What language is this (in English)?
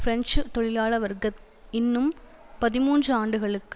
Tamil